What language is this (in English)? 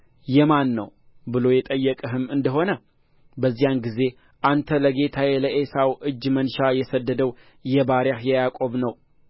Amharic